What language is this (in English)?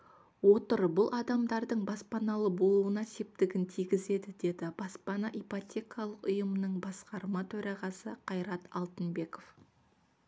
Kazakh